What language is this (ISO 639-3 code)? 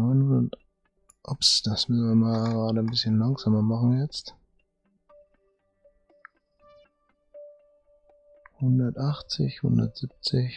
deu